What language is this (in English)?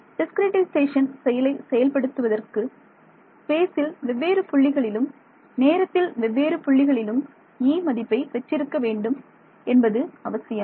Tamil